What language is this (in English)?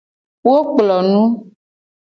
Gen